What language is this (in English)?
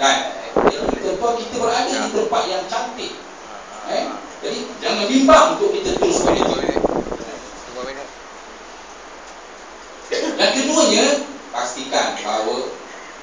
Malay